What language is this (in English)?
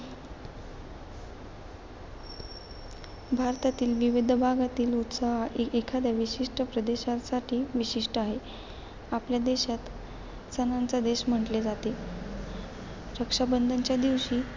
Marathi